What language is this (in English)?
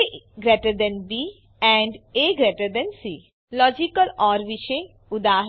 Gujarati